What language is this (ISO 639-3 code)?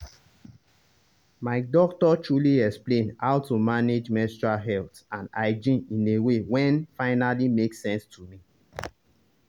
pcm